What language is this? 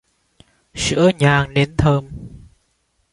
Vietnamese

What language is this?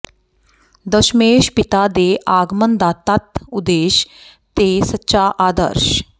Punjabi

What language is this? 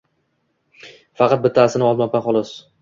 Uzbek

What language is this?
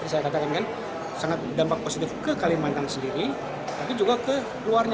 Indonesian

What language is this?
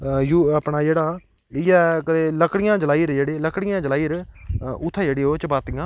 Dogri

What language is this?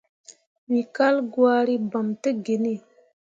Mundang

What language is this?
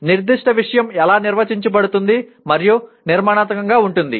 Telugu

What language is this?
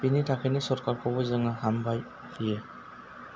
Bodo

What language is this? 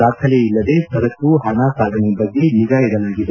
Kannada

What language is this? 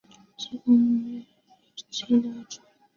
Chinese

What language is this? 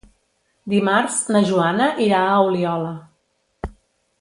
Catalan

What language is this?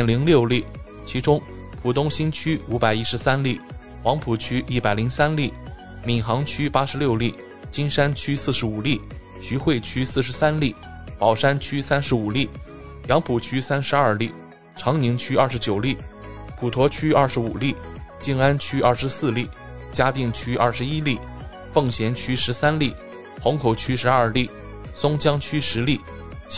Chinese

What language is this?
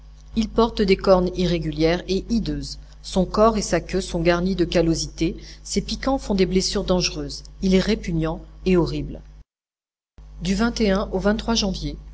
French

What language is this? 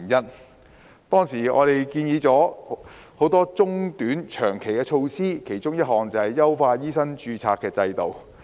Cantonese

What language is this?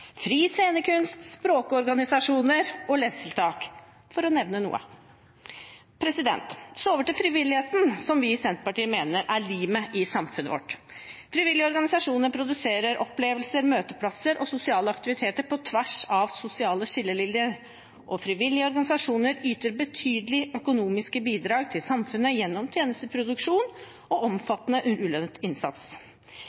Norwegian Bokmål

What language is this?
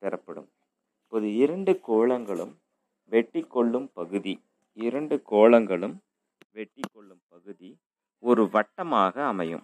Tamil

